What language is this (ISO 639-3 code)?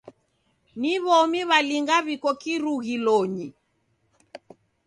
dav